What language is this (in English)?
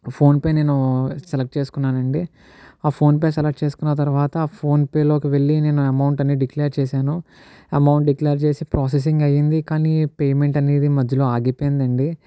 Telugu